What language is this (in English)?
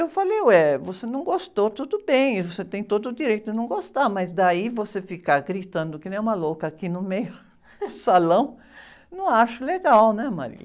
Portuguese